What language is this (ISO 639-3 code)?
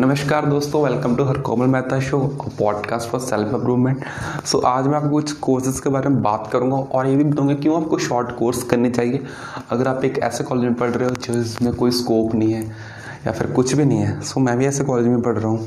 hin